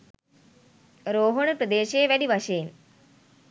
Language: Sinhala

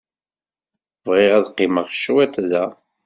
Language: Kabyle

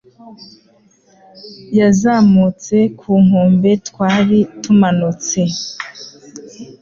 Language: Kinyarwanda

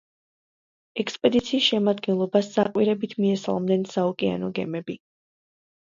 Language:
Georgian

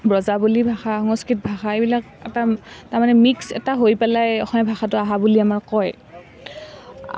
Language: Assamese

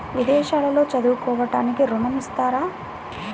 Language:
Telugu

